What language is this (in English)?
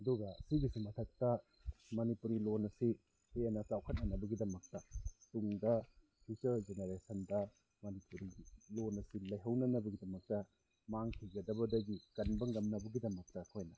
Manipuri